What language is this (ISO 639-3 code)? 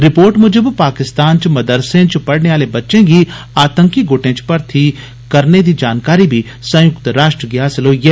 doi